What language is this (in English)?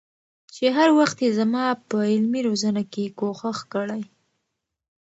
Pashto